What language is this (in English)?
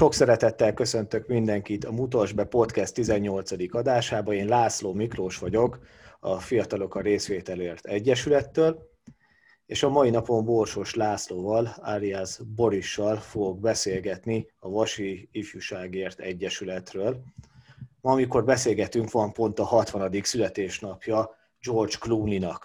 Hungarian